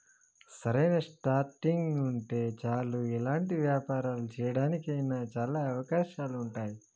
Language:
Telugu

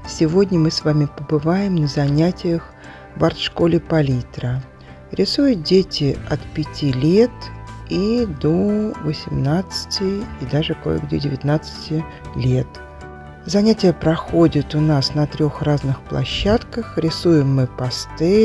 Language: Russian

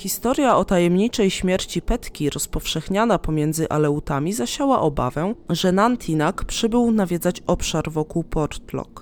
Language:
Polish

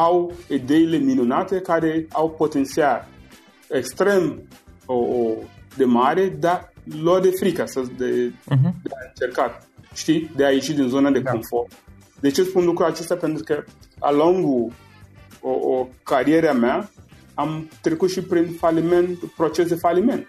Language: Romanian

